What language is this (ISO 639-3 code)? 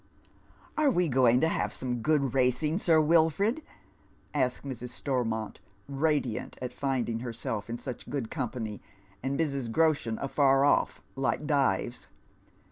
eng